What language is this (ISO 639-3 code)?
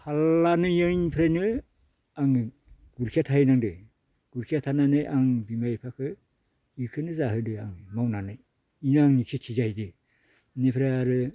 brx